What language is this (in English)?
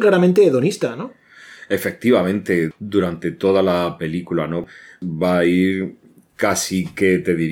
Spanish